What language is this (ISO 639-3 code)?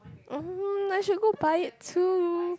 eng